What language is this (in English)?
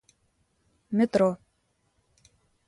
Russian